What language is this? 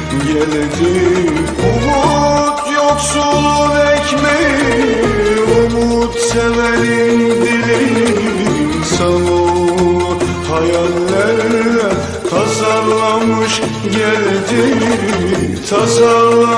Romanian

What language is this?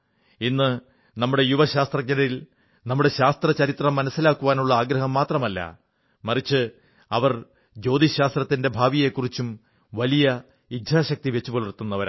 Malayalam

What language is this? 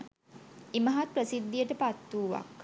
Sinhala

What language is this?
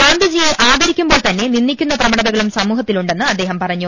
Malayalam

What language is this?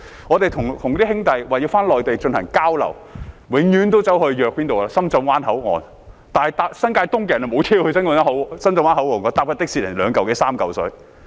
Cantonese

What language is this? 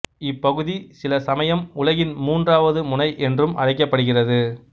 Tamil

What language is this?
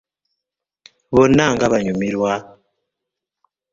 Ganda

